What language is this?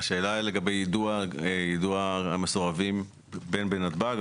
Hebrew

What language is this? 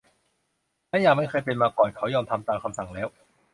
Thai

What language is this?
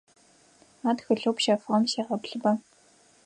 Adyghe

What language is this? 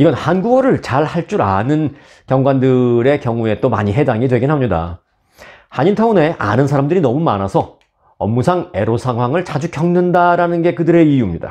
Korean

